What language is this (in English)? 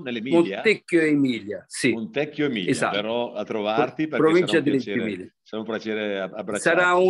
Italian